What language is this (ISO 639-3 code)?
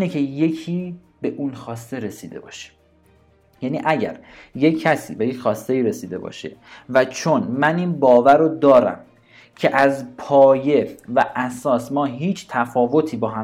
fas